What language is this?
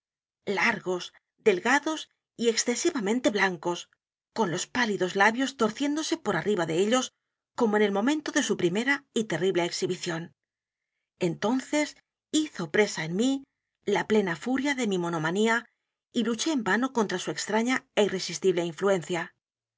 Spanish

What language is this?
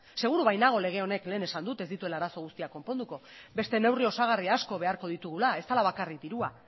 Basque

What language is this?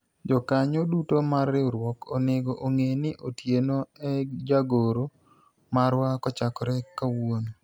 Luo (Kenya and Tanzania)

